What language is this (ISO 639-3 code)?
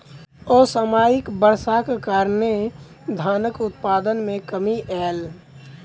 mai